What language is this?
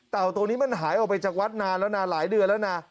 Thai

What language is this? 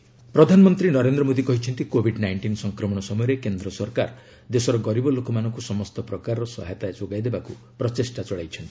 Odia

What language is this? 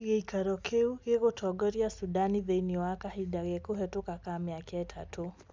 Kikuyu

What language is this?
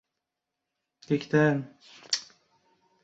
Uzbek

